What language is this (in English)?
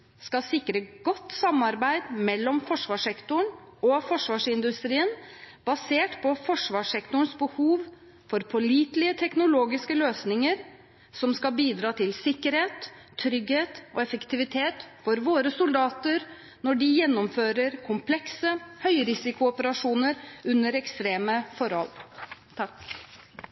Norwegian Bokmål